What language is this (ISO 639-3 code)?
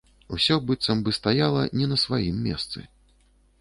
bel